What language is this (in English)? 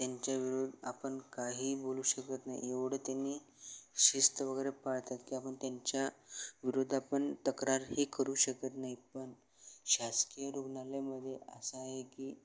Marathi